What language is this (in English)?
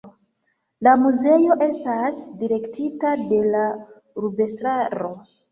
Esperanto